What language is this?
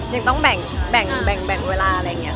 Thai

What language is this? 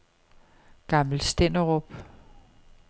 Danish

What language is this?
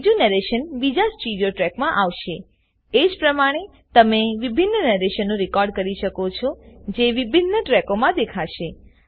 Gujarati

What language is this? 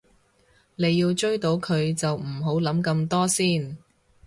Cantonese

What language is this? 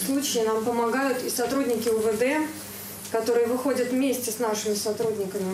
Russian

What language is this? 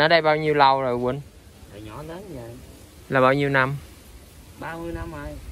Vietnamese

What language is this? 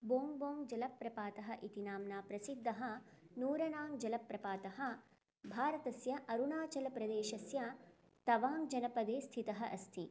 Sanskrit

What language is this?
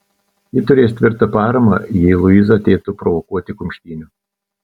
Lithuanian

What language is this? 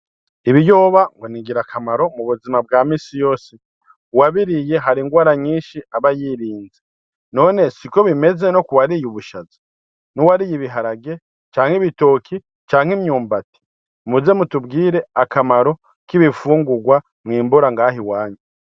Rundi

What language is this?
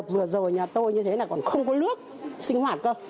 Vietnamese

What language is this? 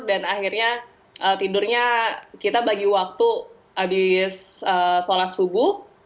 Indonesian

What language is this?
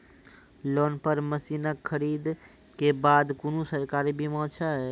Maithili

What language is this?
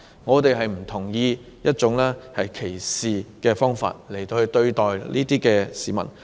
Cantonese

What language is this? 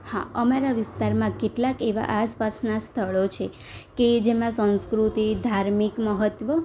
Gujarati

